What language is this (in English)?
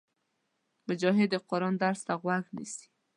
Pashto